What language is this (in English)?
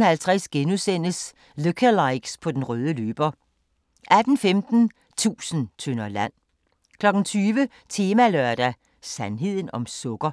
Danish